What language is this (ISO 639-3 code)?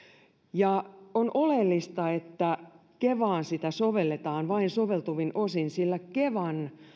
fin